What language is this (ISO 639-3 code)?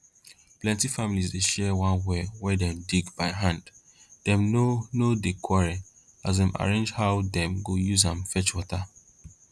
pcm